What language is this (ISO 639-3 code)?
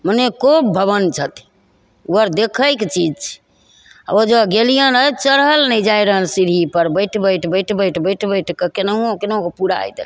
mai